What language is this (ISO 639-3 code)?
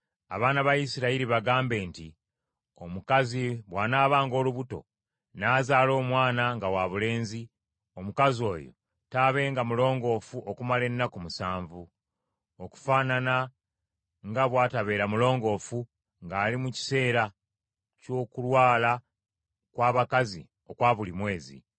lug